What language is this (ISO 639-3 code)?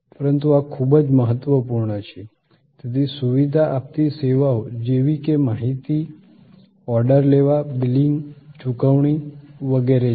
guj